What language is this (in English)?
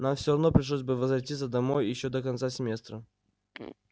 Russian